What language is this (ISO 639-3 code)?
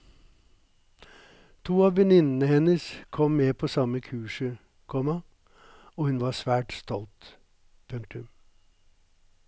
nor